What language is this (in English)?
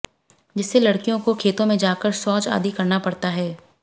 Hindi